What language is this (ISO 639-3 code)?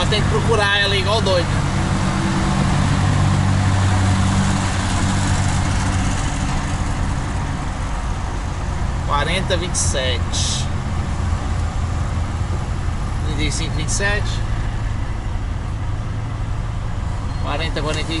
por